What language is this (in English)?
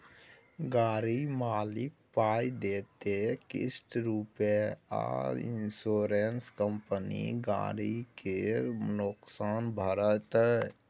Maithili